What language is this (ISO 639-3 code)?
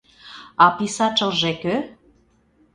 chm